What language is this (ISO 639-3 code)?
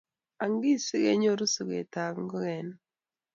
kln